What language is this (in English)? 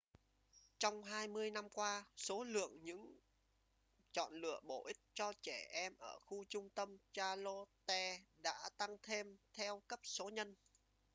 Vietnamese